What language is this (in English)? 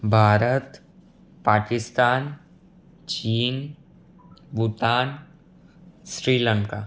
Gujarati